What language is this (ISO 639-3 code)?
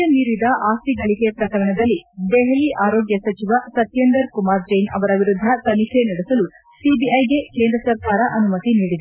kan